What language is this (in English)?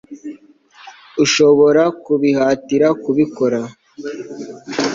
Kinyarwanda